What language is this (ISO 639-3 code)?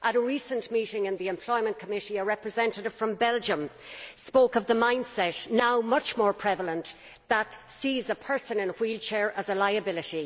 eng